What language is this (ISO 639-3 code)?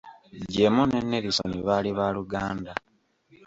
lug